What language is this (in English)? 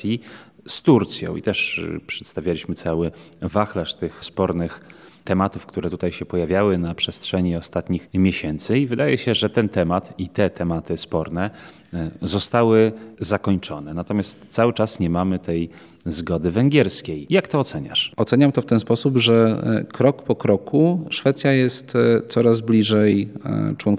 Polish